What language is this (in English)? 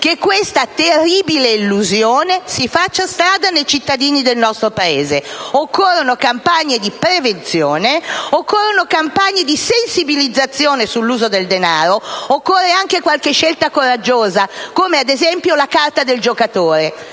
Italian